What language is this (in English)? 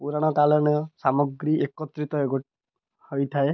Odia